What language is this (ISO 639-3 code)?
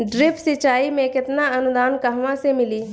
bho